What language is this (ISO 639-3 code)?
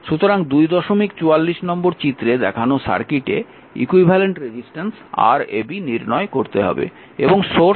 ben